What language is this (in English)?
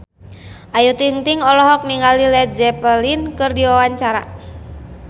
Sundanese